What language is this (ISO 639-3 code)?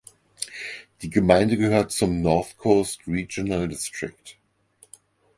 deu